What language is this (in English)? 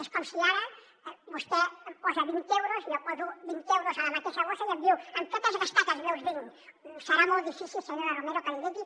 Catalan